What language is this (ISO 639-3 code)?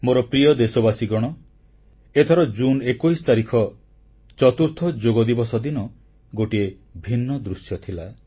ori